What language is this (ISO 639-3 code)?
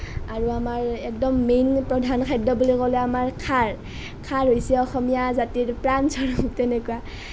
asm